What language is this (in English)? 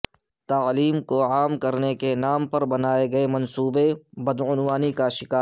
Urdu